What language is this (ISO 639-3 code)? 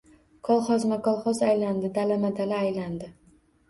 uzb